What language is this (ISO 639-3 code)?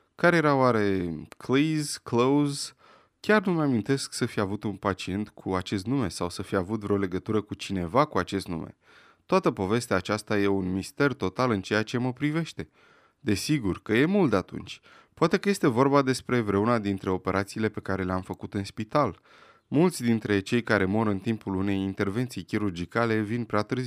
ron